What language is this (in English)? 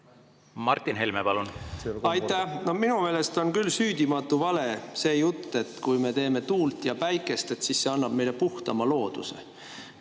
Estonian